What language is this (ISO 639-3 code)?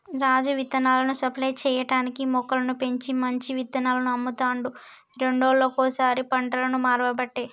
tel